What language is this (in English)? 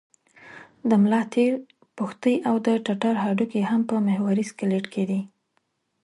Pashto